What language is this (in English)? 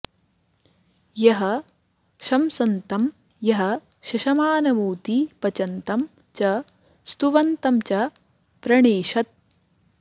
Sanskrit